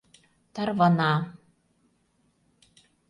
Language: Mari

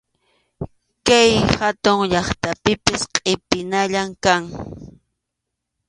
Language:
Arequipa-La Unión Quechua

